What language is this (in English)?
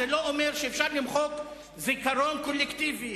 Hebrew